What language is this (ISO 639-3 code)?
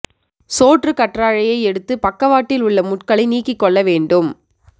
tam